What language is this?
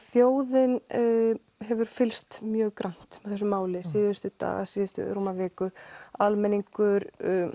Icelandic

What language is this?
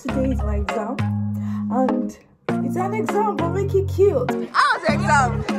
English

